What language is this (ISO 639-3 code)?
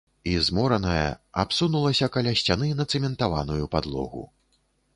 bel